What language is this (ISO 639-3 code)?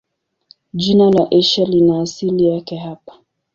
swa